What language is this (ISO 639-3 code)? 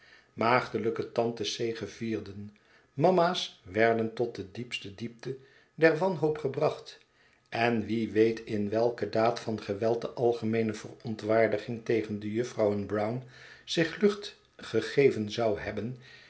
nld